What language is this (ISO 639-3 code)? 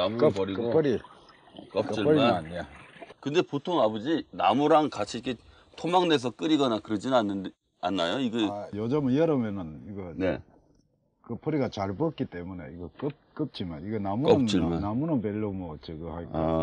kor